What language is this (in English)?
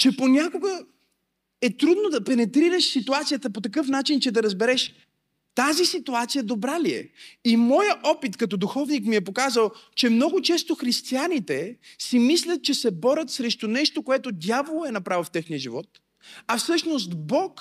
Bulgarian